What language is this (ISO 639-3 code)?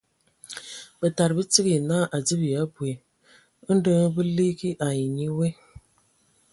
ewo